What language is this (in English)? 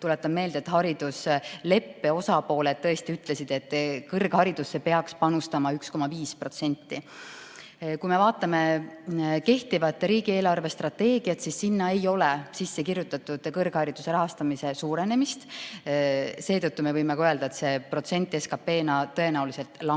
Estonian